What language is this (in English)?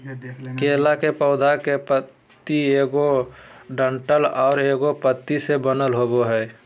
Magahi